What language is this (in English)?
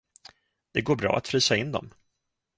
Swedish